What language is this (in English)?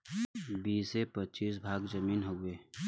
Bhojpuri